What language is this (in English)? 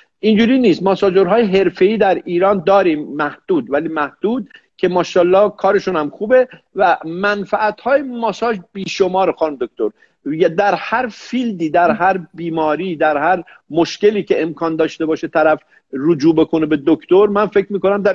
Persian